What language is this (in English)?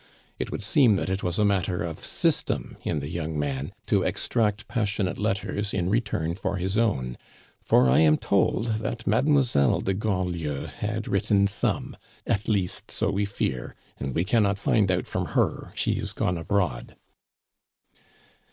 English